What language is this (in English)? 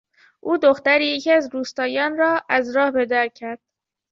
Persian